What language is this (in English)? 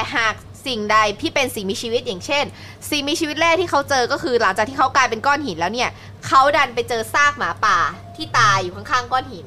Thai